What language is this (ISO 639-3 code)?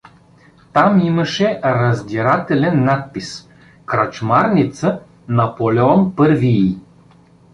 bul